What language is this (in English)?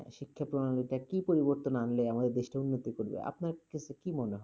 Bangla